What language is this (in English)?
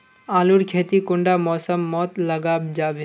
Magahi